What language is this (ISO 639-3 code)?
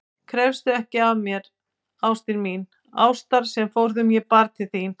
isl